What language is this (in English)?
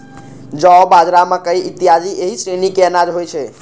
Maithili